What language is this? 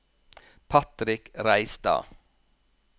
Norwegian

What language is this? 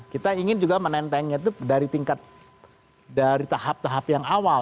Indonesian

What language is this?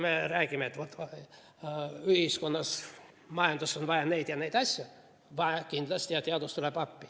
Estonian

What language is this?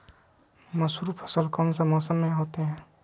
Magahi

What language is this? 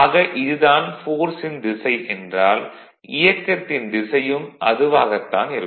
Tamil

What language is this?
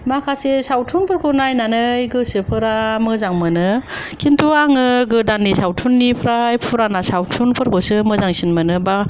Bodo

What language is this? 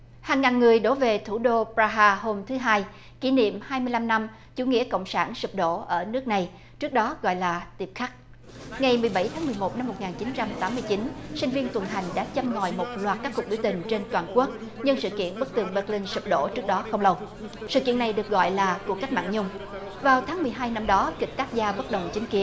Vietnamese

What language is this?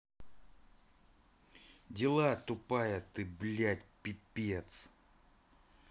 Russian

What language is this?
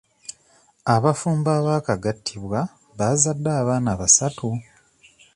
Ganda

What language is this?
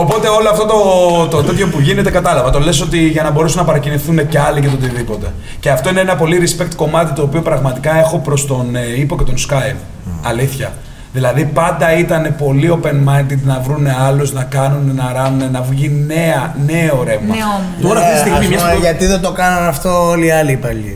Greek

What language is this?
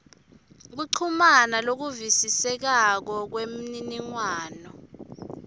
Swati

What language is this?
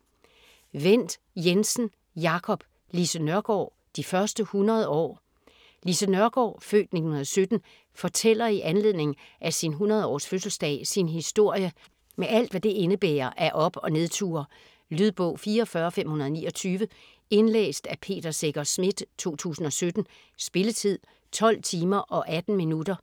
Danish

